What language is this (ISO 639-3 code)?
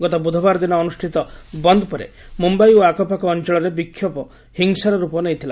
ori